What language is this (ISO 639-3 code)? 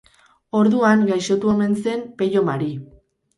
eus